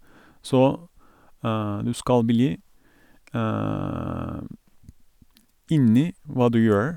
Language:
Norwegian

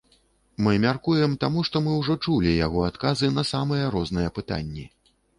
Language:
Belarusian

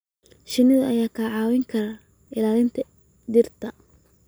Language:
Somali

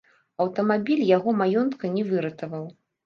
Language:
Belarusian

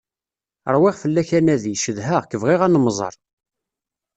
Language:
Kabyle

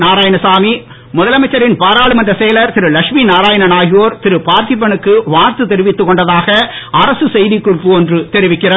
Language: Tamil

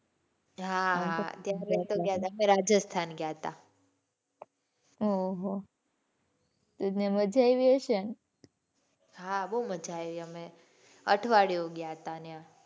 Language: Gujarati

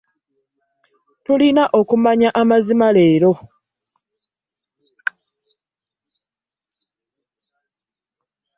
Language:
Ganda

